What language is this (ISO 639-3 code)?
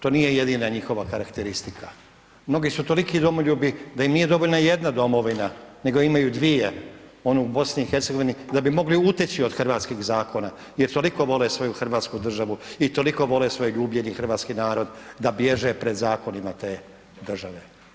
hrv